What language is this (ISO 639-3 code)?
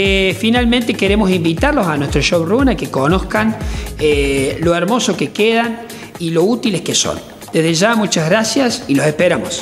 spa